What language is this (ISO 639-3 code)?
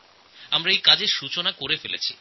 ben